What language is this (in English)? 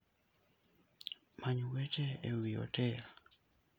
Luo (Kenya and Tanzania)